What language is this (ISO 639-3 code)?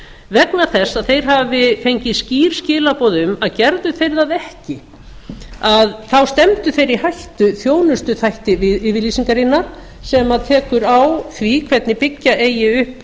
isl